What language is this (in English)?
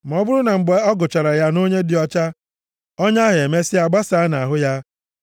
Igbo